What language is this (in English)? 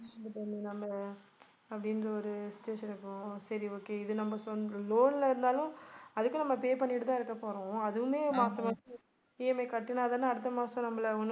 Tamil